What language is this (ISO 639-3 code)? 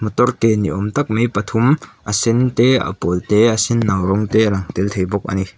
lus